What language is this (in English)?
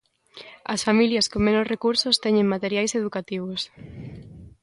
Galician